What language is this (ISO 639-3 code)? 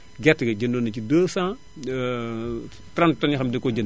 wol